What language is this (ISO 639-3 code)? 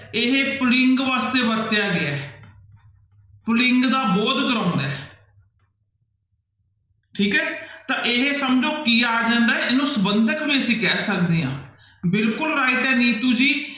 pan